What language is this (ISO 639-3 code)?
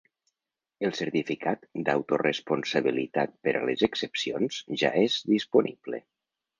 cat